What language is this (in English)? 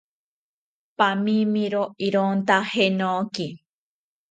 South Ucayali Ashéninka